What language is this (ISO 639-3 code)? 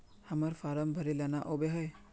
mag